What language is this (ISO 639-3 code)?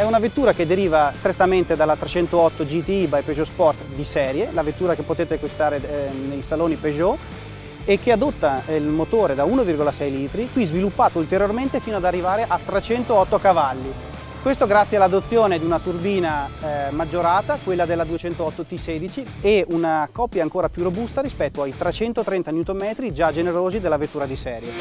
ita